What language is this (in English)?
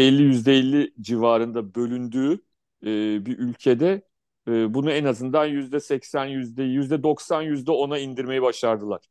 Turkish